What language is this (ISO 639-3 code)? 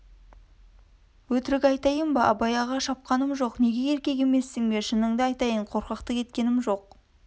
kaz